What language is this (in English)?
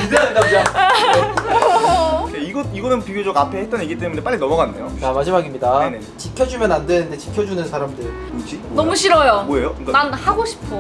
Korean